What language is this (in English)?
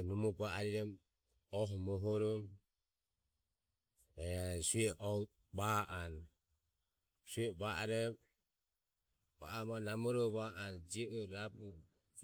Ömie